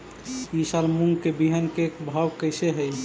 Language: Magahi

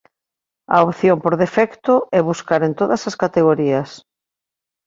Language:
Galician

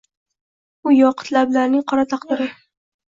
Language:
Uzbek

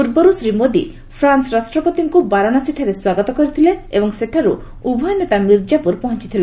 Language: Odia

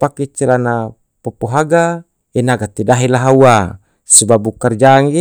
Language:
Tidore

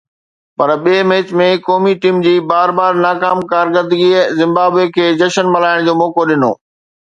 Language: Sindhi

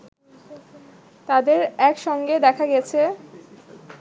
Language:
Bangla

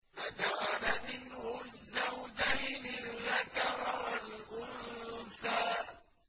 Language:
Arabic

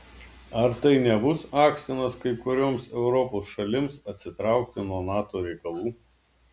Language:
Lithuanian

